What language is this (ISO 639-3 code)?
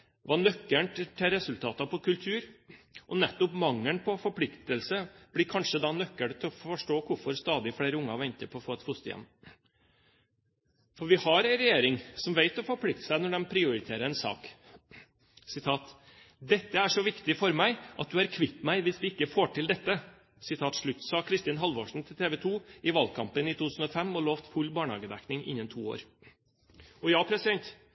nob